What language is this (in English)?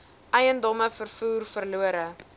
Afrikaans